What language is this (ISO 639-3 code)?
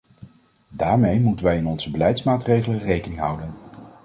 nld